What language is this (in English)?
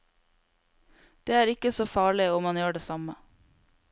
Norwegian